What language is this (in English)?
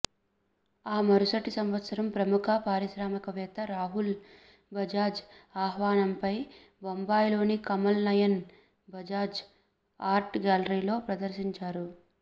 Telugu